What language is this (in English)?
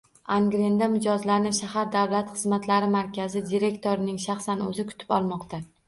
Uzbek